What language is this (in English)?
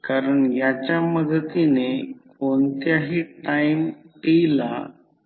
Marathi